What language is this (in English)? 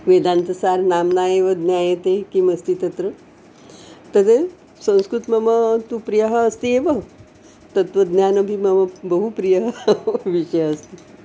Sanskrit